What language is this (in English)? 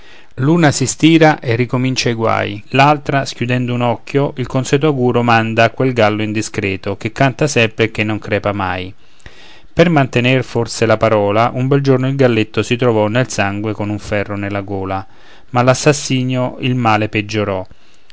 Italian